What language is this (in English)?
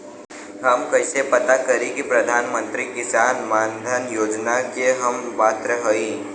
Bhojpuri